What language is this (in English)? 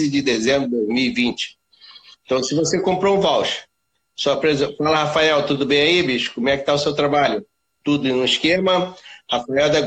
Portuguese